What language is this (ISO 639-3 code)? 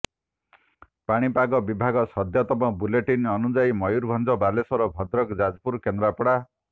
ori